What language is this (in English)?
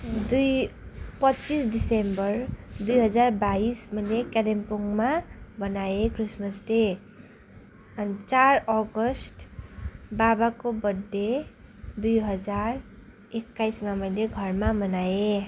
Nepali